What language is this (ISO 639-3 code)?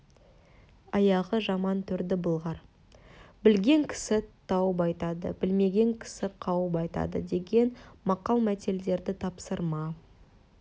kaz